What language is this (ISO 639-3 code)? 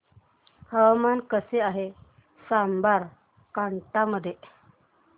mar